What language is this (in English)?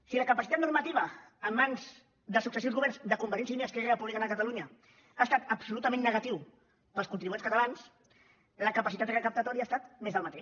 Catalan